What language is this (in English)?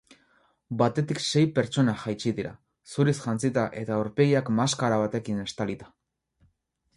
Basque